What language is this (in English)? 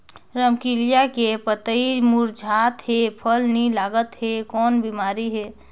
Chhattisgarhi